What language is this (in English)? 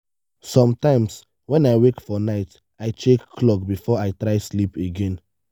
Nigerian Pidgin